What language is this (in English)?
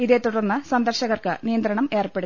Malayalam